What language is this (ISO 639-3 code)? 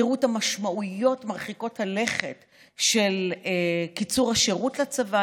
heb